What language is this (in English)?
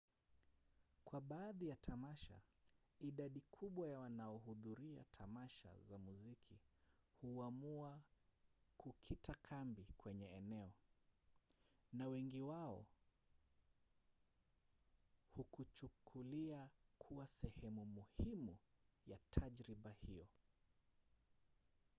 Swahili